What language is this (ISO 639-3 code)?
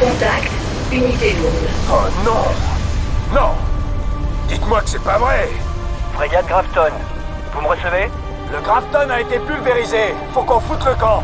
fra